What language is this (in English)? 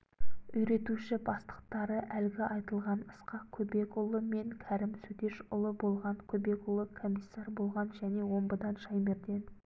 Kazakh